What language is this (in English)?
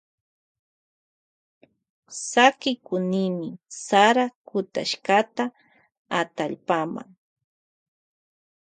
Loja Highland Quichua